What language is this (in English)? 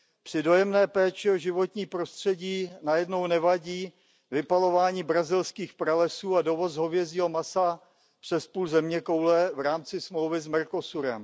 Czech